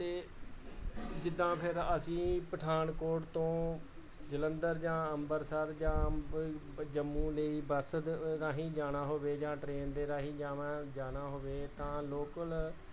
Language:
Punjabi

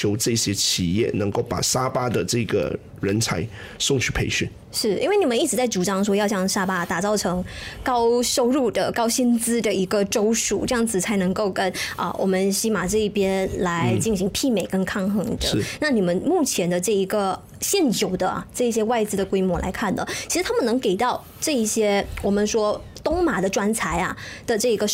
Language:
Chinese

